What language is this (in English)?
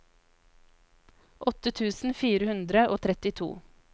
Norwegian